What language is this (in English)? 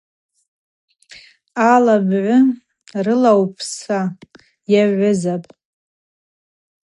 Abaza